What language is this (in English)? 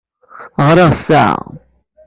Kabyle